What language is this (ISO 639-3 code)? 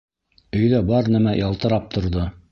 bak